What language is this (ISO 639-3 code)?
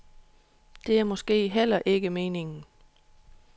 dan